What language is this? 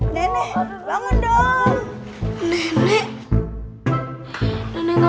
Indonesian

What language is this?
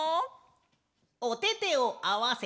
Japanese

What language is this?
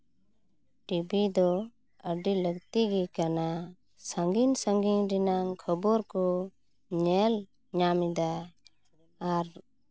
Santali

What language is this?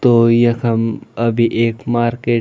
Garhwali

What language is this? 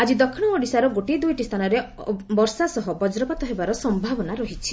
Odia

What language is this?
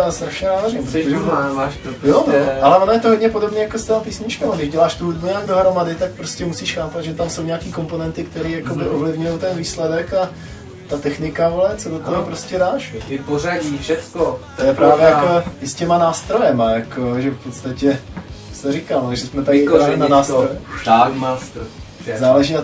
Czech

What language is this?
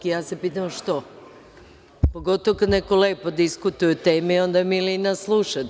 Serbian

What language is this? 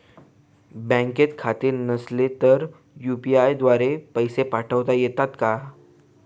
Marathi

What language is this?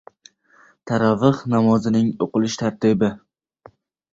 Uzbek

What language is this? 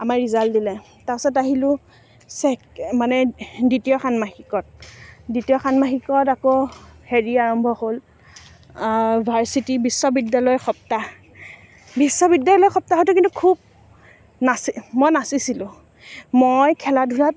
Assamese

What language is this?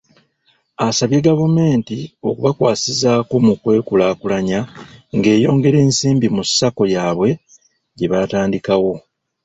Ganda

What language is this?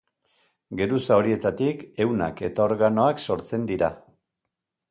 Basque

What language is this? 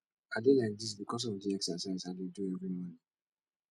Nigerian Pidgin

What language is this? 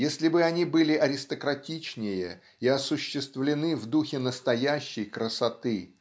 Russian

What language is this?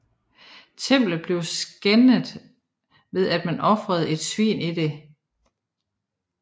Danish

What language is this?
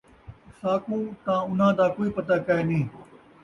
Saraiki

